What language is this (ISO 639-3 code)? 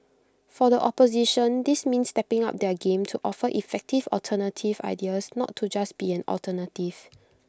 eng